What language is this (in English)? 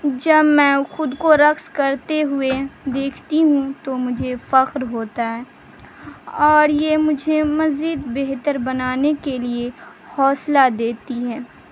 Urdu